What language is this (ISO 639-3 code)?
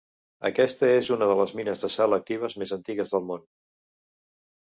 cat